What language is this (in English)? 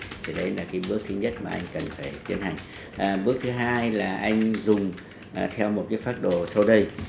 Vietnamese